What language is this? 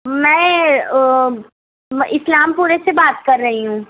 Urdu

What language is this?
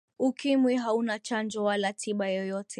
Swahili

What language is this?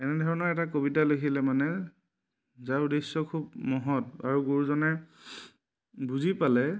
Assamese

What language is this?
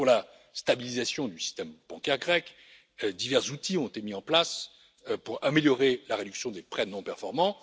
French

